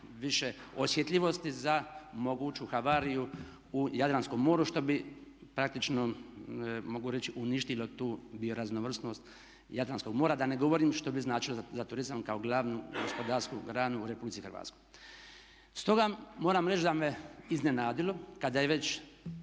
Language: Croatian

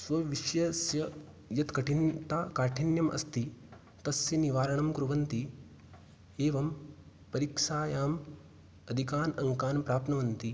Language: Sanskrit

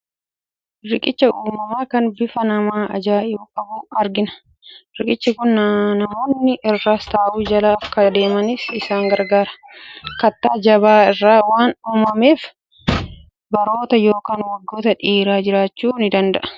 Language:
Oromo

